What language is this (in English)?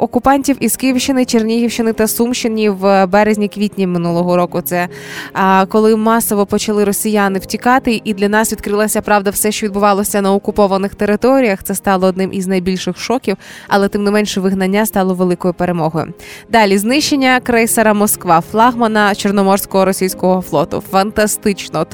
Ukrainian